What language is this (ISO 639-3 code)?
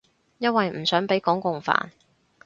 yue